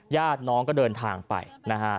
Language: Thai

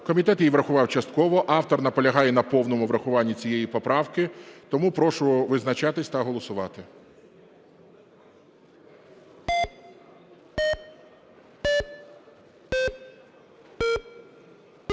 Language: Ukrainian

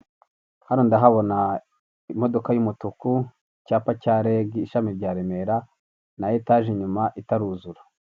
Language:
Kinyarwanda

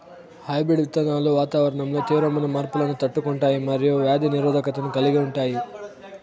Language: Telugu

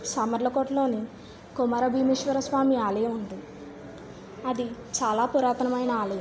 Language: Telugu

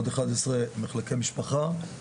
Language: Hebrew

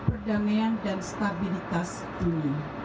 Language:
Indonesian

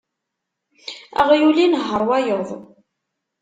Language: Kabyle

